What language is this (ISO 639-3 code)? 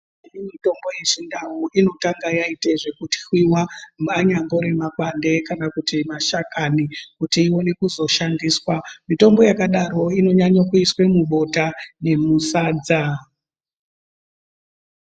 ndc